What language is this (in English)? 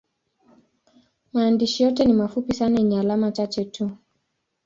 Swahili